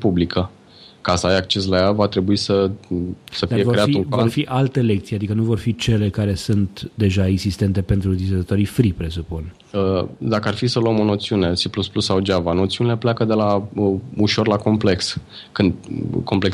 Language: Romanian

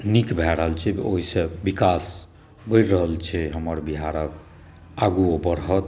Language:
Maithili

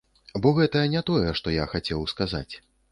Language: Belarusian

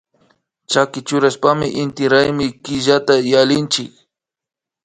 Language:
Imbabura Highland Quichua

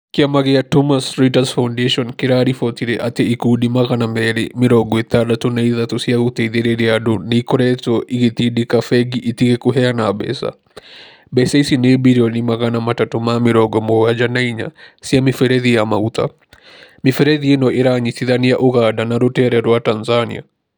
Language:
Kikuyu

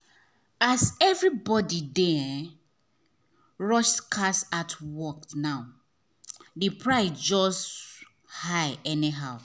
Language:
Nigerian Pidgin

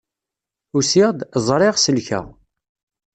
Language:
Kabyle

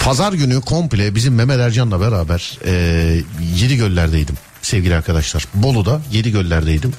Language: Turkish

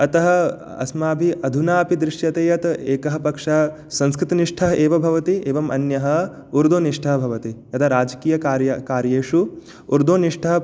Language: Sanskrit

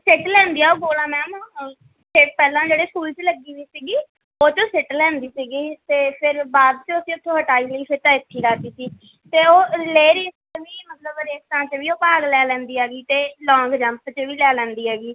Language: Punjabi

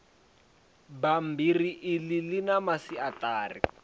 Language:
Venda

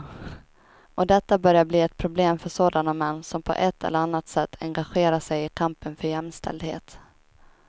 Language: Swedish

